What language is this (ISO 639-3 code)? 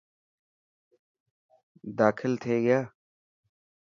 mki